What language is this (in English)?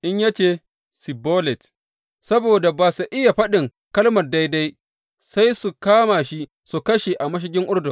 Hausa